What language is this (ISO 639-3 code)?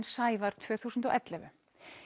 isl